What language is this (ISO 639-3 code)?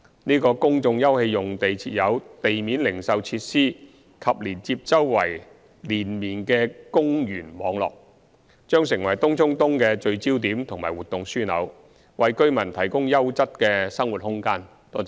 yue